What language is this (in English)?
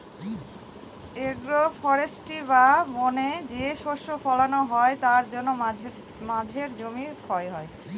Bangla